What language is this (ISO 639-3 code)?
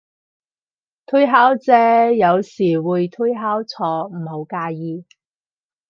yue